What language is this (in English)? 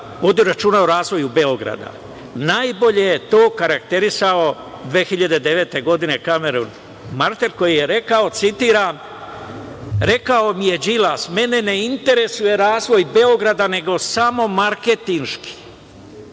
Serbian